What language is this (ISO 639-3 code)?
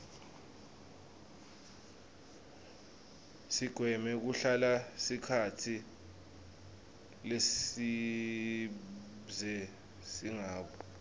ssw